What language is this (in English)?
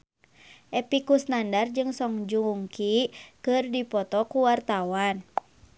Sundanese